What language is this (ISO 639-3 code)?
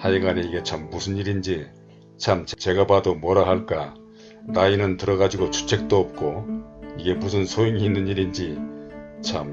kor